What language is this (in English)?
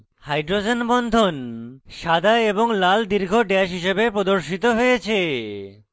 Bangla